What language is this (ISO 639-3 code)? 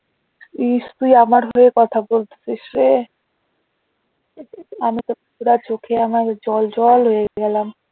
ben